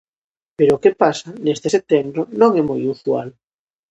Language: Galician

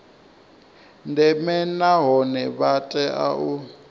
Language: Venda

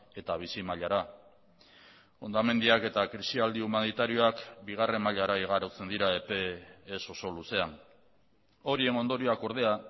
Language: Basque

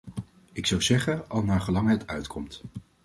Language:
Dutch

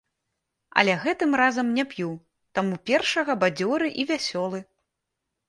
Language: Belarusian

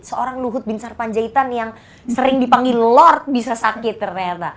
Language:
Indonesian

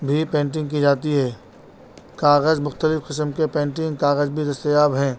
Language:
Urdu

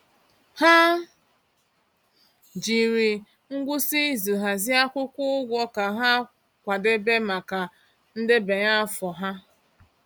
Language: Igbo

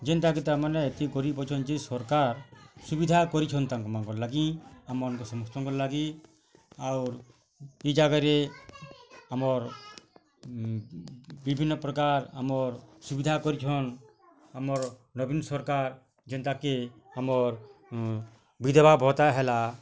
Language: Odia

